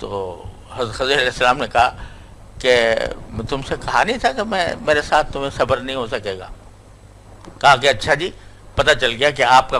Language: Urdu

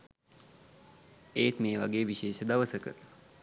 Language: Sinhala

